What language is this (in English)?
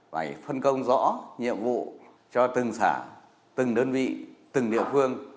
Vietnamese